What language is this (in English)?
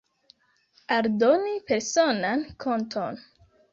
Esperanto